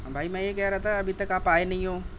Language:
Urdu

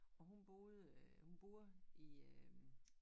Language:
Danish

